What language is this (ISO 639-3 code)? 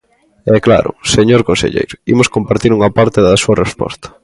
glg